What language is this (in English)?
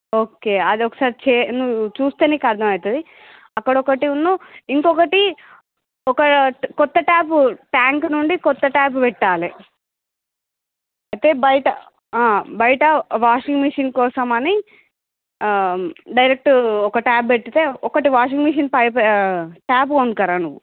Telugu